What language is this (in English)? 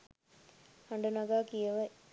Sinhala